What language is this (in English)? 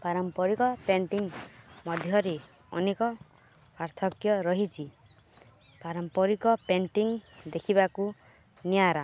Odia